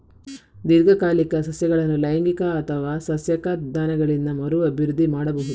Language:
Kannada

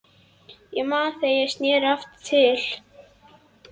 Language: Icelandic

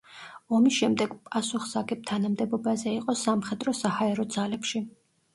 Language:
Georgian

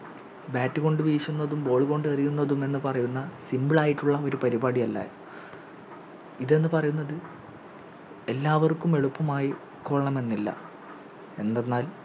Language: Malayalam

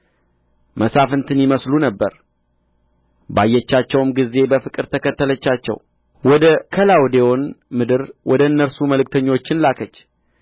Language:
Amharic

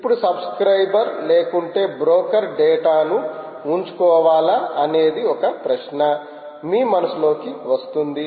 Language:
Telugu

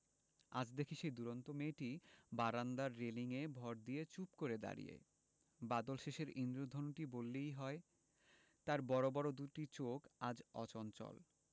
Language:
Bangla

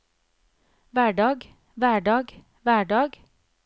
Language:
Norwegian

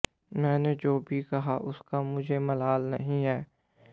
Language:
Hindi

